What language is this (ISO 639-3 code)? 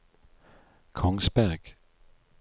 nor